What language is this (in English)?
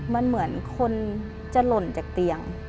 Thai